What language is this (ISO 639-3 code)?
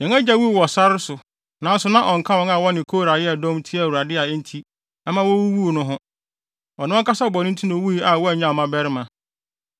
aka